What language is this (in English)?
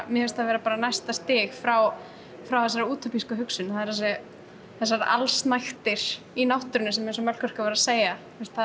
Icelandic